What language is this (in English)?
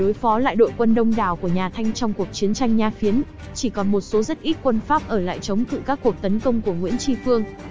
Vietnamese